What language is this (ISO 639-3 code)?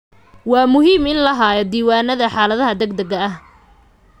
som